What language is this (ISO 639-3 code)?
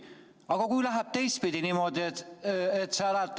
est